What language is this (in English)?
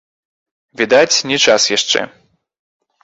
Belarusian